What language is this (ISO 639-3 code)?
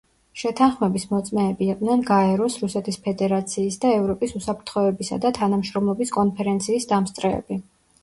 kat